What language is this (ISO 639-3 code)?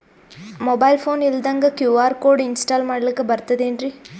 kan